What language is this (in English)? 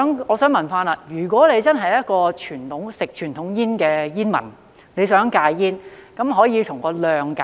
Cantonese